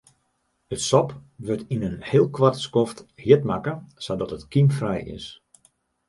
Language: Western Frisian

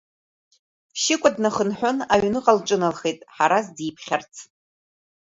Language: Abkhazian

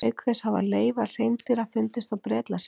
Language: Icelandic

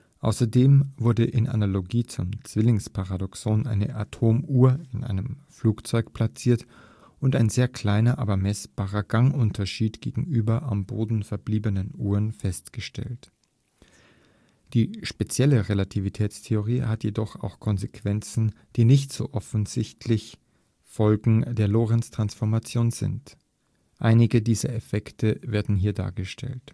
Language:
German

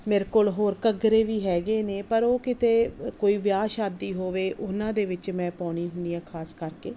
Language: Punjabi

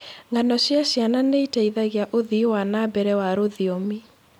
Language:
Kikuyu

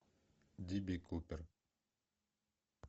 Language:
Russian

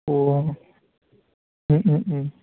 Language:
Bodo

